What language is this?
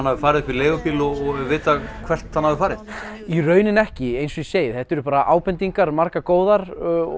Icelandic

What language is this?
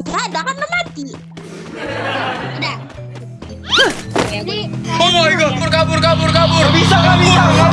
Indonesian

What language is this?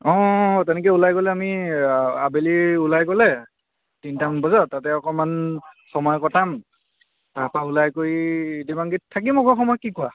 Assamese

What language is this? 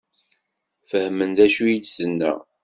Kabyle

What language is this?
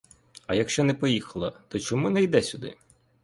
Ukrainian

